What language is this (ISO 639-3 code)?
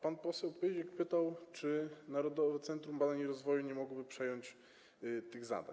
pol